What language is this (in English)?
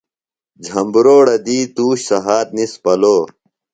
Phalura